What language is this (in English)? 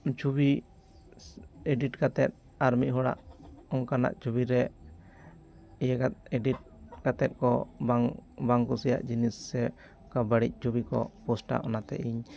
Santali